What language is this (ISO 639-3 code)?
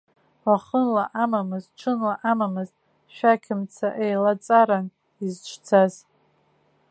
abk